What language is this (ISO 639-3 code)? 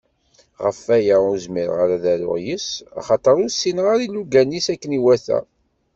kab